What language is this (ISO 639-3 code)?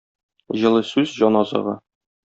tat